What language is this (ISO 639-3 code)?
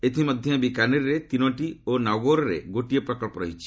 ori